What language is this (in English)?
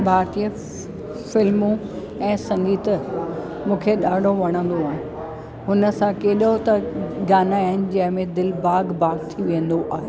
Sindhi